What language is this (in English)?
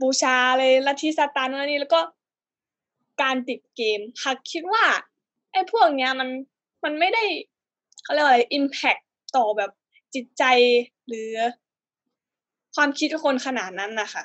Thai